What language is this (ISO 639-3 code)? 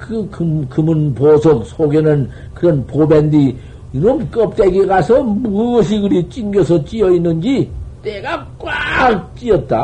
kor